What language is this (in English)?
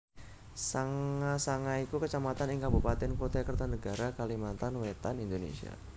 Javanese